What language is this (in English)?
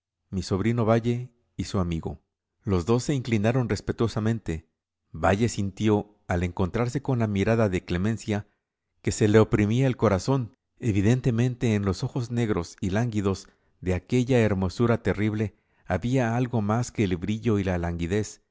Spanish